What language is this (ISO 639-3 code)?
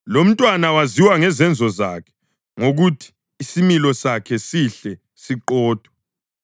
nde